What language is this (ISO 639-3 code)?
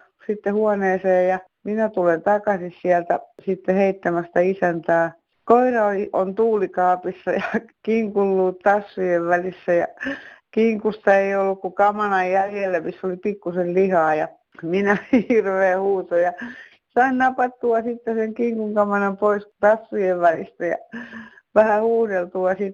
fin